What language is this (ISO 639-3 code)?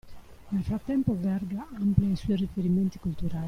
ita